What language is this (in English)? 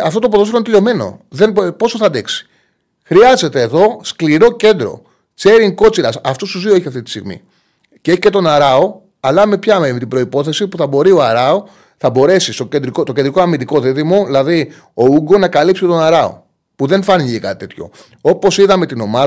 Greek